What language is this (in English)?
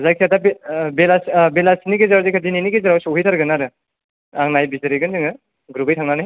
Bodo